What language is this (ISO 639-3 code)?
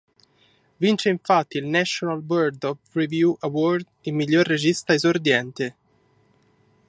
ita